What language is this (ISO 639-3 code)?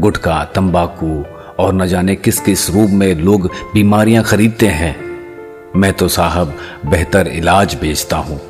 hin